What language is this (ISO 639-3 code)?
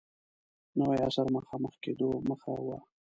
pus